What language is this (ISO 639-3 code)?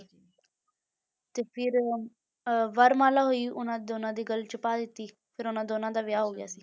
pan